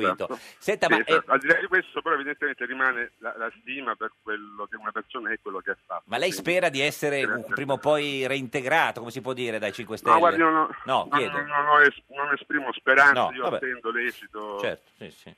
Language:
Italian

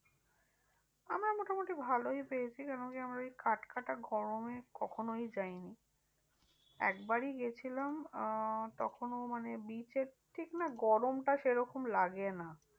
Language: Bangla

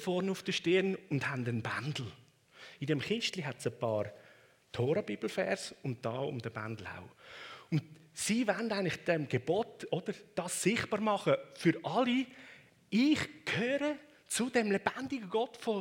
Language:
German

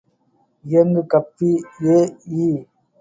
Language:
Tamil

